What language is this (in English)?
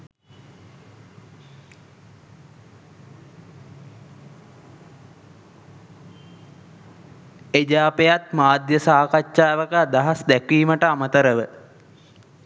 Sinhala